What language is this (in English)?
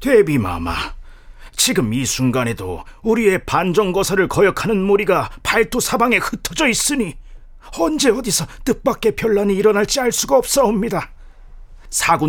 Korean